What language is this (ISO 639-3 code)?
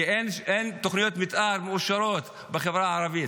heb